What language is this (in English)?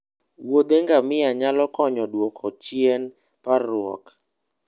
Luo (Kenya and Tanzania)